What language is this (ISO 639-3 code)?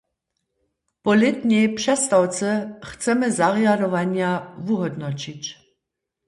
hsb